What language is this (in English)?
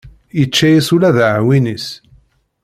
Kabyle